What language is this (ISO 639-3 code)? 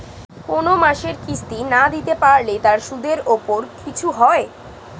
ben